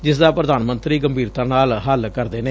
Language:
Punjabi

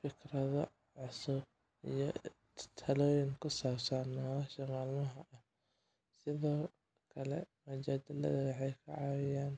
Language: Somali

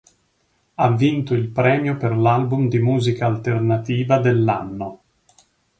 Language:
Italian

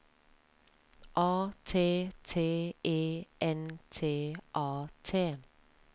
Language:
Norwegian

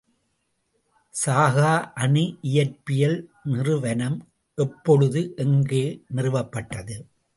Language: Tamil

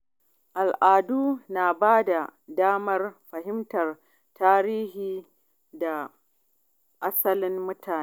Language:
Hausa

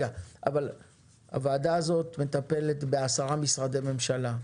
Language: Hebrew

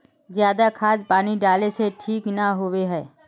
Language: Magahi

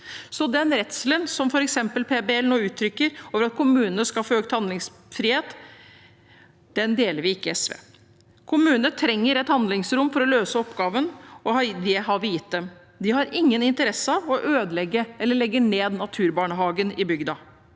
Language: Norwegian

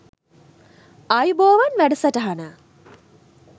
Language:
Sinhala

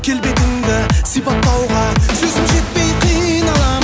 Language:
Kazakh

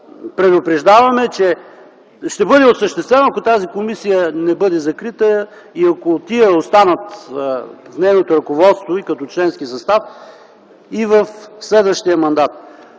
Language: Bulgarian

